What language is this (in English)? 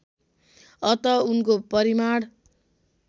Nepali